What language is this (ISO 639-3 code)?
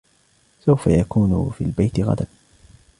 ara